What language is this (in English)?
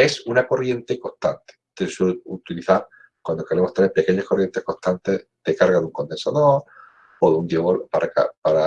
Spanish